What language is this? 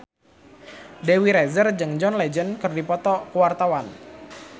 Sundanese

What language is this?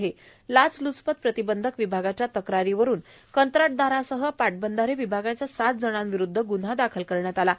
Marathi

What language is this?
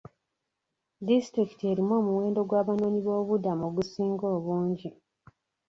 Ganda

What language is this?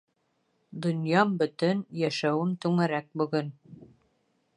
Bashkir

